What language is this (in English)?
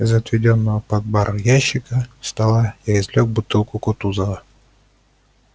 Russian